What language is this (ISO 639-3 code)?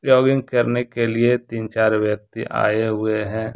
hin